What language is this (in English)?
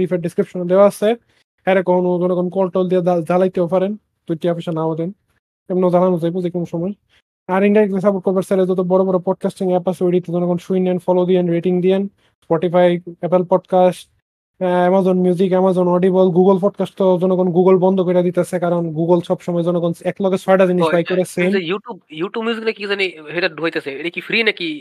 Bangla